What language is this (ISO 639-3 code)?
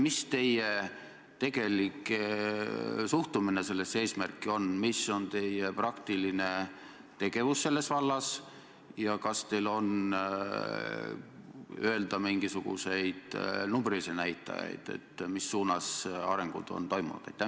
est